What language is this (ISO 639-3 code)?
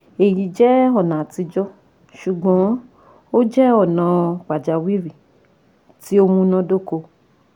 yor